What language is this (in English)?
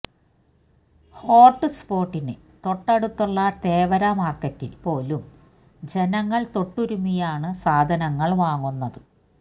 Malayalam